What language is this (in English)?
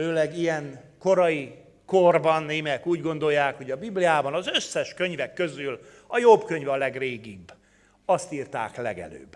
Hungarian